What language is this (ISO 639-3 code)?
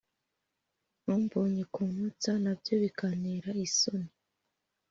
kin